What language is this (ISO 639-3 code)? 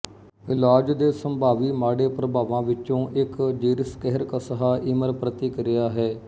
pan